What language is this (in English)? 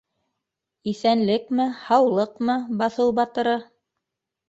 Bashkir